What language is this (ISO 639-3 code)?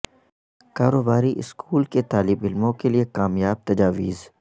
urd